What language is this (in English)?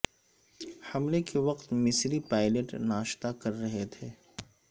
Urdu